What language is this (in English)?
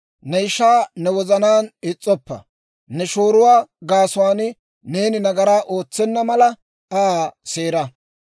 Dawro